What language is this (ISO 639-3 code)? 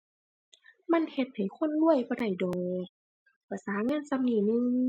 tha